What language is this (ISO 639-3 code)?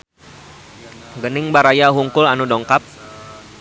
sun